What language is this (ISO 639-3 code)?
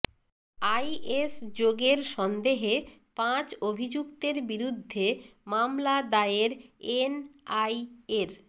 ben